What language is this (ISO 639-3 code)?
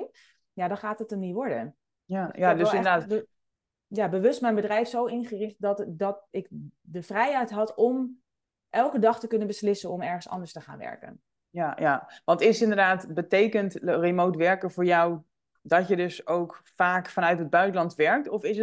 nld